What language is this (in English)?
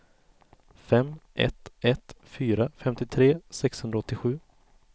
Swedish